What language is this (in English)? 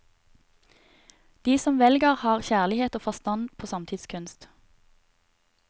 Norwegian